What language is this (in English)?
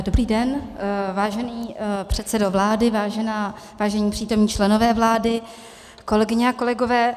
Czech